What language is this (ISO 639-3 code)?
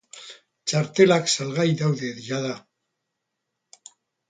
eus